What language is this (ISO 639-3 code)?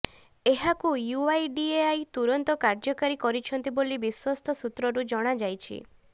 ori